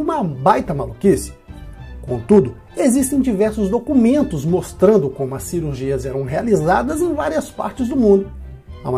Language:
Portuguese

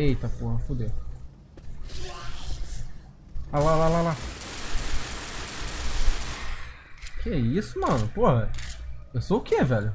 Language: Portuguese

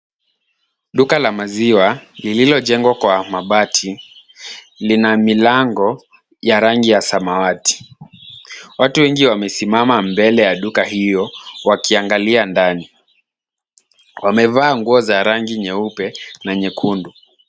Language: Swahili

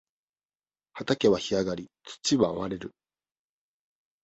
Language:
Japanese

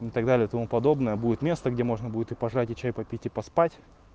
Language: Russian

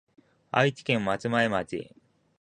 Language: Japanese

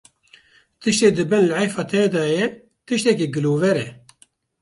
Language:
Kurdish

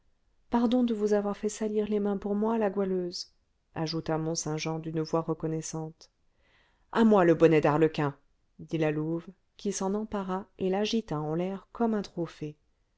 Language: French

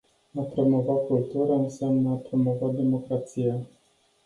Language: Romanian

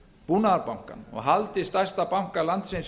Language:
Icelandic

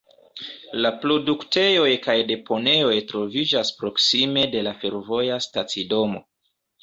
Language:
Esperanto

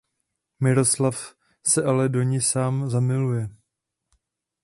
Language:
Czech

